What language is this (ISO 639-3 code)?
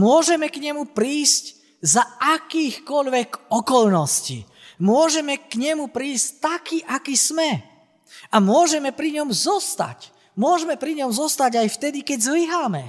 slk